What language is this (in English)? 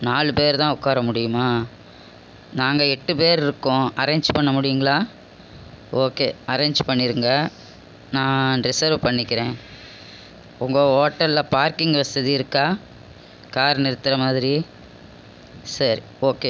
Tamil